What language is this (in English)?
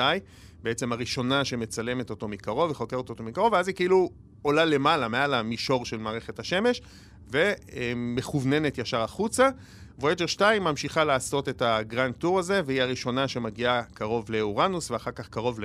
Hebrew